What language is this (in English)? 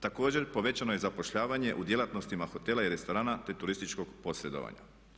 Croatian